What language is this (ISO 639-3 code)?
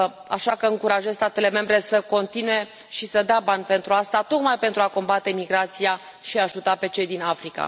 ron